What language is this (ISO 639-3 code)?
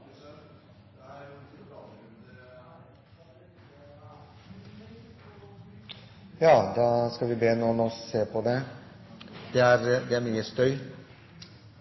nob